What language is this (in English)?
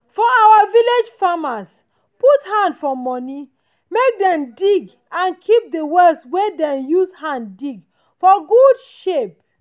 Nigerian Pidgin